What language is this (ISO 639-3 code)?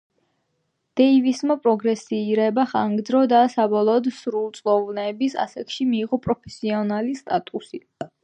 kat